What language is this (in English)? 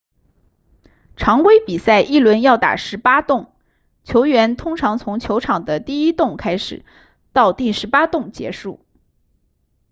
Chinese